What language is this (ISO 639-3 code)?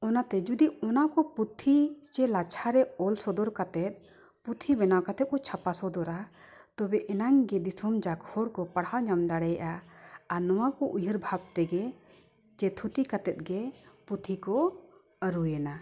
sat